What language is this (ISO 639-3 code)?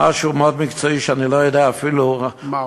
heb